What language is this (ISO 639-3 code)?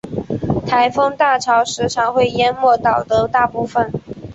zho